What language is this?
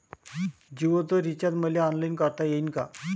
Marathi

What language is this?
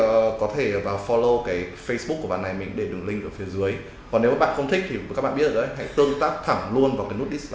Vietnamese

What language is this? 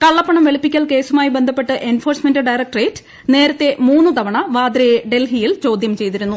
Malayalam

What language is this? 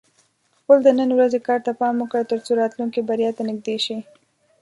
Pashto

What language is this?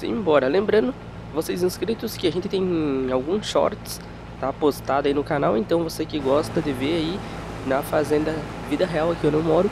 Portuguese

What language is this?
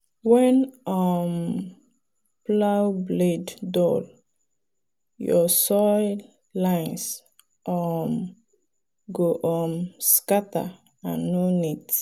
Nigerian Pidgin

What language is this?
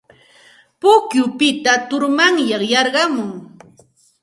Santa Ana de Tusi Pasco Quechua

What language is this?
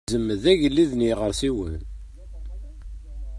Kabyle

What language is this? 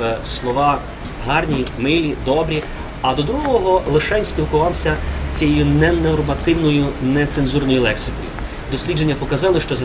Ukrainian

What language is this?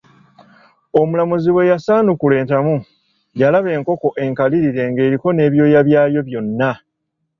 Ganda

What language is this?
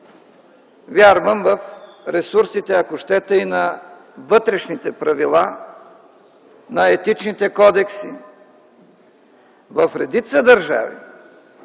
Bulgarian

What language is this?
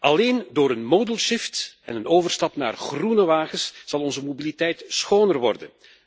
Dutch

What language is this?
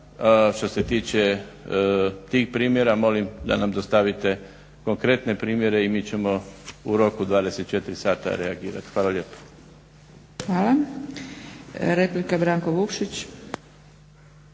Croatian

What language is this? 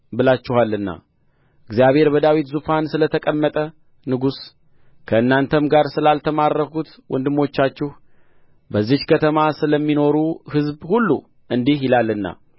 Amharic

